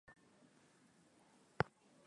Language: Swahili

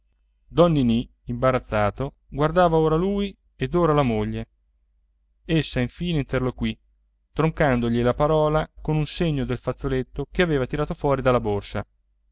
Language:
Italian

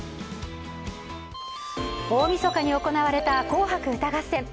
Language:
Japanese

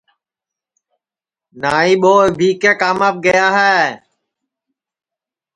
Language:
Sansi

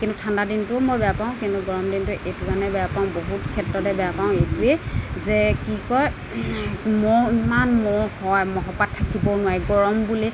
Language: Assamese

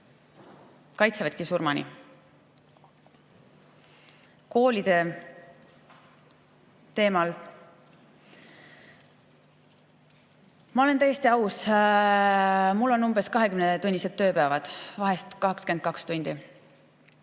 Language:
Estonian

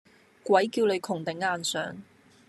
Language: Cantonese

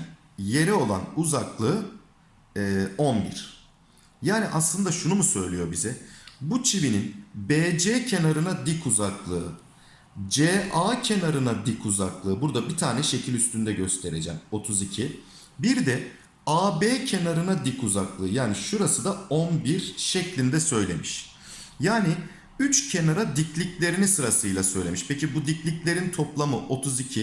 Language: Turkish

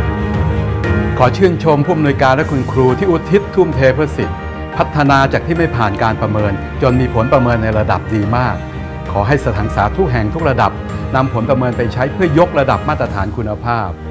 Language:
Thai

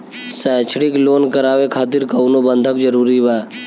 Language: Bhojpuri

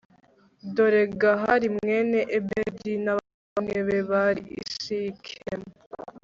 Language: Kinyarwanda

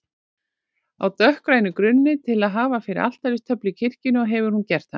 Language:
Icelandic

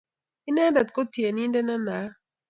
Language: Kalenjin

